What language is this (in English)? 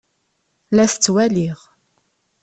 Kabyle